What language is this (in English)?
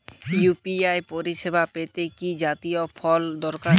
Bangla